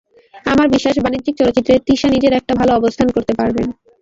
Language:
Bangla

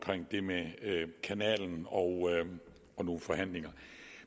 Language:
Danish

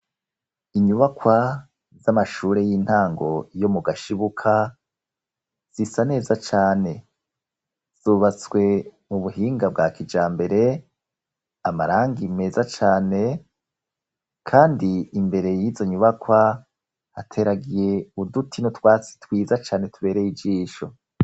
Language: Rundi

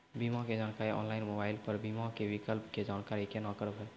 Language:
Maithili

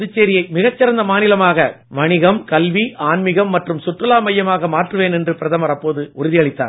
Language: Tamil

